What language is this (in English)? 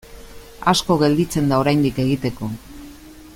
Basque